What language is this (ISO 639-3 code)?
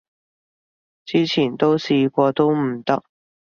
yue